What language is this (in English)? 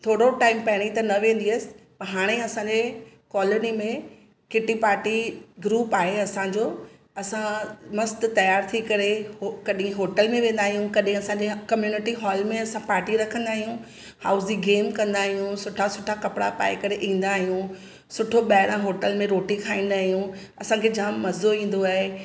Sindhi